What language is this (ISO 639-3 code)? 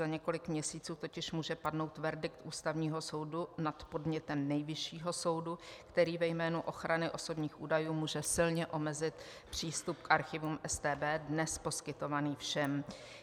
ces